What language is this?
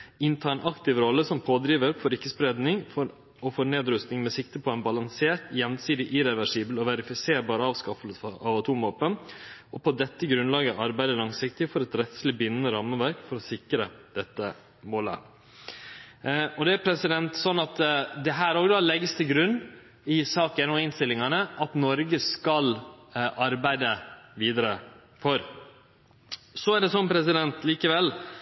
Norwegian Nynorsk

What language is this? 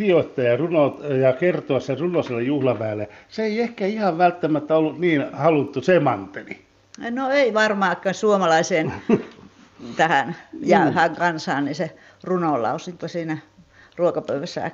Finnish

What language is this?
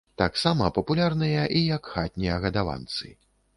Belarusian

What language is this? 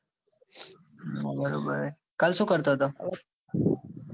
Gujarati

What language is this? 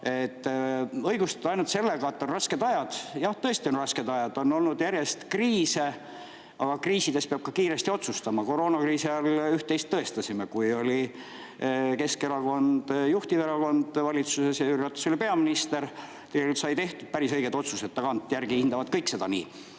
Estonian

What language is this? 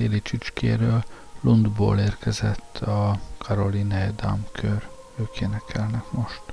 Hungarian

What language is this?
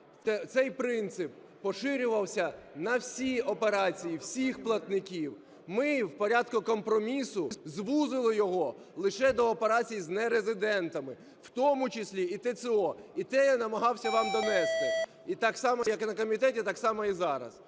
Ukrainian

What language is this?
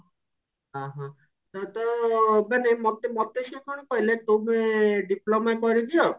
Odia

